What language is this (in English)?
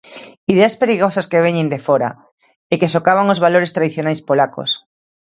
Galician